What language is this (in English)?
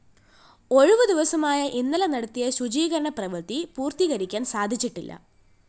Malayalam